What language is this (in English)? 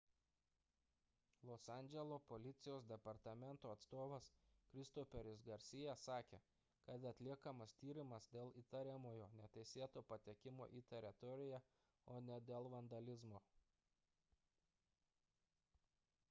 Lithuanian